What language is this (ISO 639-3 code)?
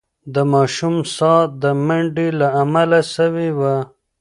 pus